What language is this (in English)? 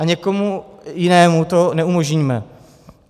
Czech